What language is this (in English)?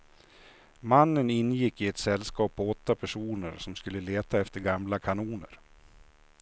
Swedish